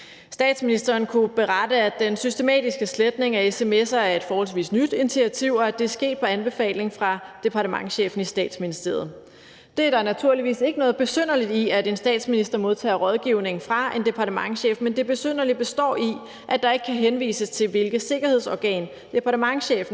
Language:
Danish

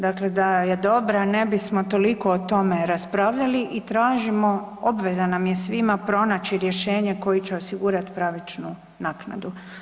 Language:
Croatian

